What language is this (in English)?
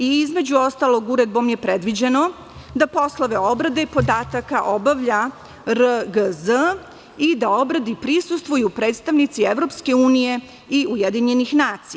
Serbian